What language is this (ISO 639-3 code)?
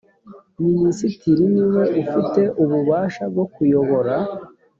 kin